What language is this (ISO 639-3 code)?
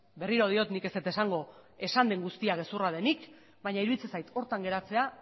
eus